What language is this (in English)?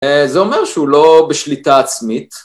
Hebrew